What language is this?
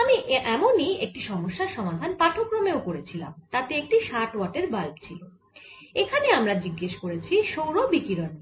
Bangla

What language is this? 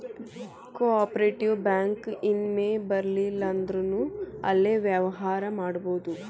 Kannada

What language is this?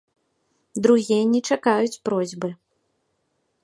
Belarusian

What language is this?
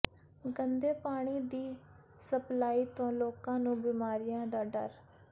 Punjabi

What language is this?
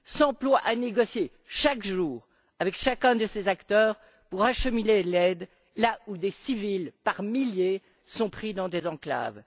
French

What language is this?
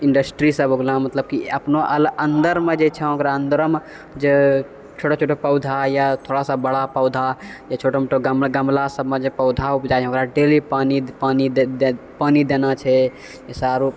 Maithili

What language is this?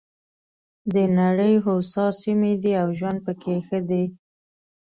Pashto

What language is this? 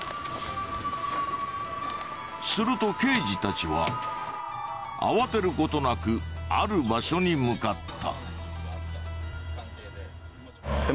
Japanese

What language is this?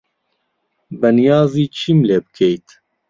Central Kurdish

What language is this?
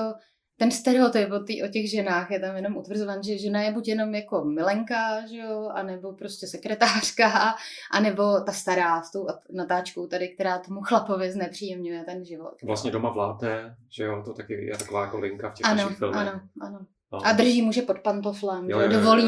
Czech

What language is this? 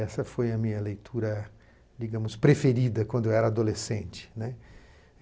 Portuguese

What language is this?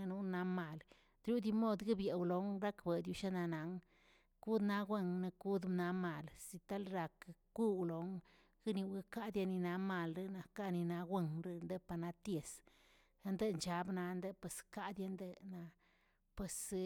Tilquiapan Zapotec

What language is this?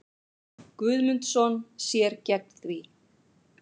Icelandic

